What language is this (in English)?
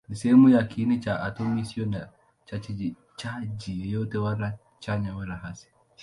Swahili